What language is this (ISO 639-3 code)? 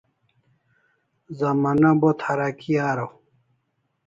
kls